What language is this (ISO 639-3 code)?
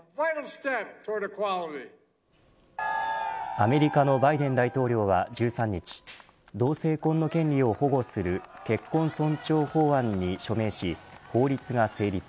jpn